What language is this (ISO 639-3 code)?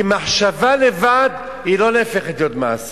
heb